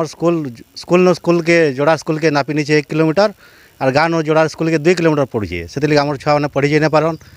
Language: Hindi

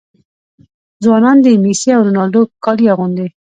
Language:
Pashto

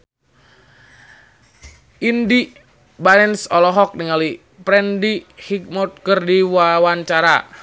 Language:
Sundanese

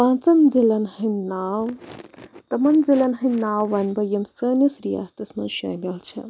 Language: Kashmiri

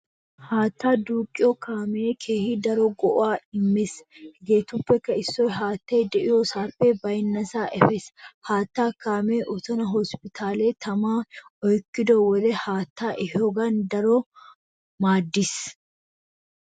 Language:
Wolaytta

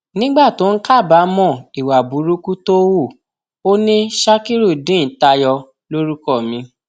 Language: Yoruba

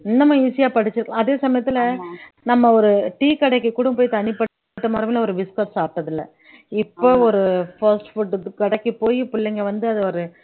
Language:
Tamil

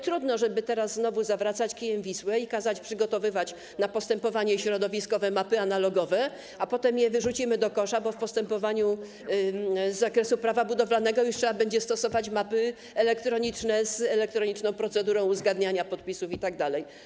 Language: Polish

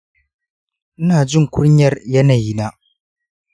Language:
Hausa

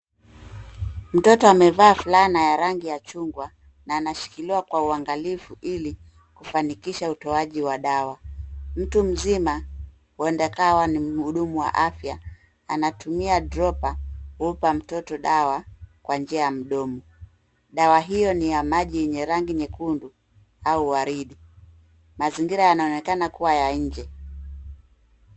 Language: Swahili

